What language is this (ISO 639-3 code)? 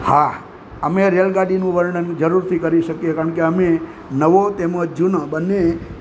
guj